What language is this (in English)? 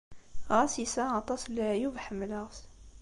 Kabyle